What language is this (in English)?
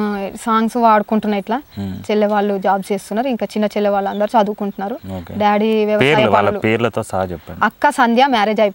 Telugu